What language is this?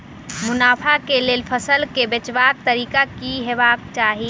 Maithili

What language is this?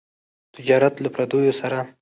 Pashto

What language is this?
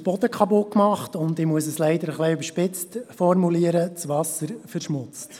Swiss German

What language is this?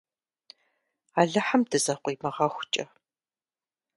Kabardian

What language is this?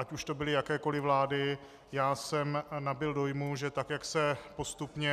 Czech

